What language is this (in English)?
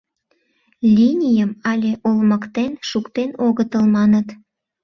Mari